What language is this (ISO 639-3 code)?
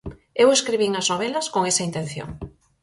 glg